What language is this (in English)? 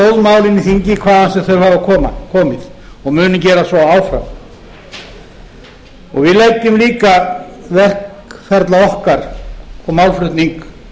Icelandic